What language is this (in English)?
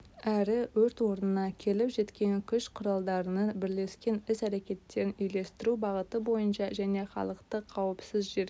Kazakh